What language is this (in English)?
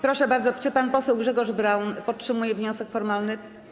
Polish